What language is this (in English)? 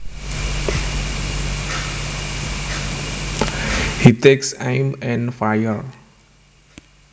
Javanese